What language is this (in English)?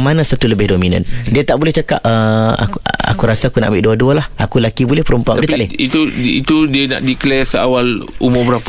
Malay